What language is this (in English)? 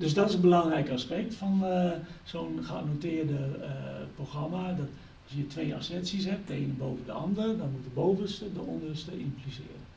Dutch